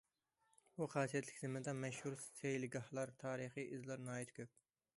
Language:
Uyghur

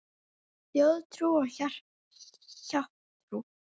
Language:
Icelandic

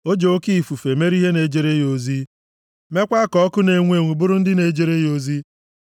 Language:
Igbo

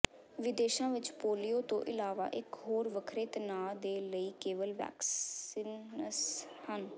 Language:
Punjabi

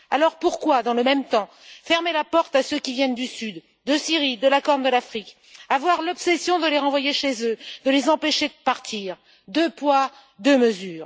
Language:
French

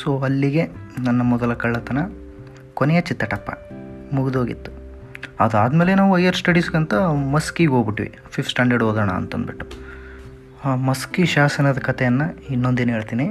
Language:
Kannada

